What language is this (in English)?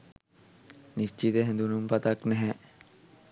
Sinhala